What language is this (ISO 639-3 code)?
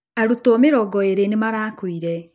kik